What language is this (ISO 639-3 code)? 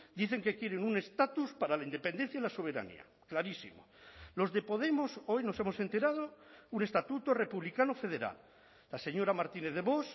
spa